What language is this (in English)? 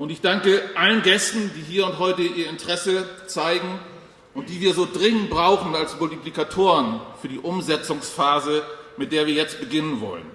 German